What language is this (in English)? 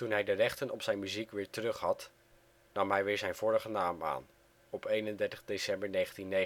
Dutch